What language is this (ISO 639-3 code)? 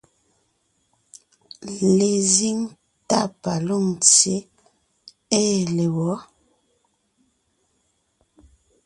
nnh